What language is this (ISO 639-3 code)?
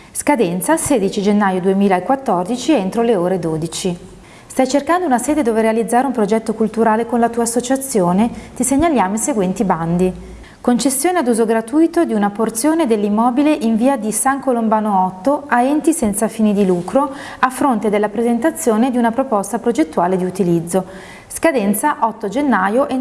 ita